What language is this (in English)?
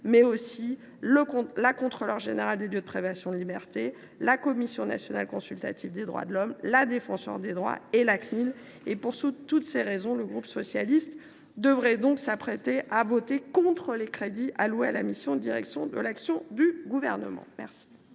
French